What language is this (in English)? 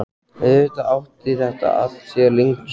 Icelandic